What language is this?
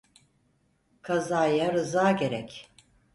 Turkish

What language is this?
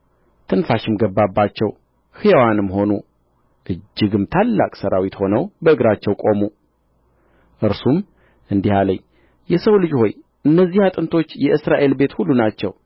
Amharic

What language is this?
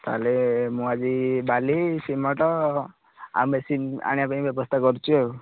Odia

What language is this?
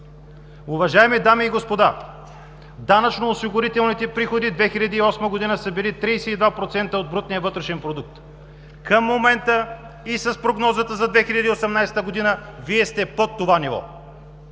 Bulgarian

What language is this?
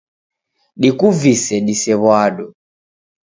Taita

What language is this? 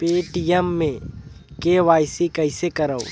Chhattisgarhi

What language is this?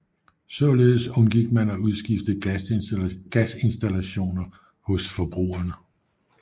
Danish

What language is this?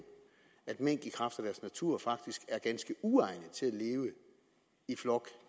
Danish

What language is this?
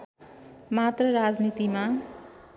Nepali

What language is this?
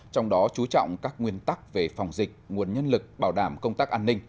Vietnamese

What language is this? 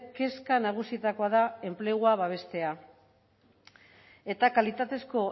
Basque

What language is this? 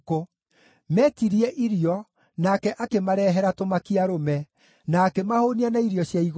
Kikuyu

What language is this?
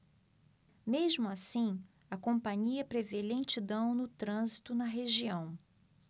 Portuguese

